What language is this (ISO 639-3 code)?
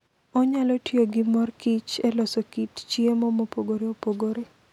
luo